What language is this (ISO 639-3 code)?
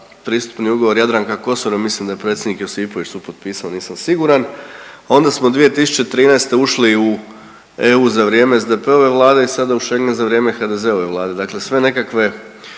hrv